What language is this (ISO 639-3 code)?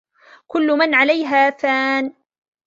ara